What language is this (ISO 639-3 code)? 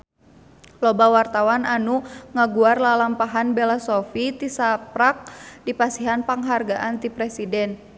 sun